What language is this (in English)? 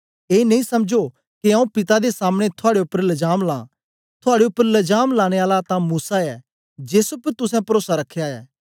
Dogri